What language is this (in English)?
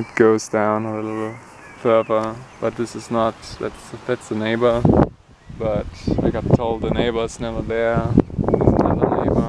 English